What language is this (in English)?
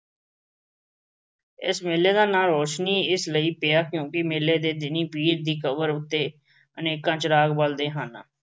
Punjabi